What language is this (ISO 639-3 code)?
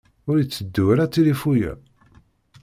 kab